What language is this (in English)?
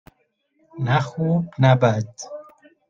Persian